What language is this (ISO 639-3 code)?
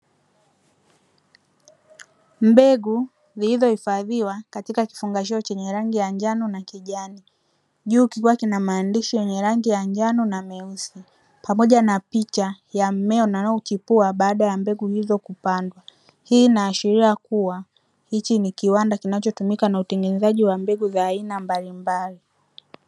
swa